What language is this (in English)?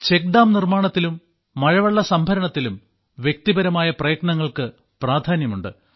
Malayalam